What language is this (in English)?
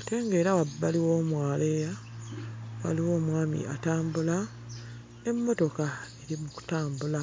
Ganda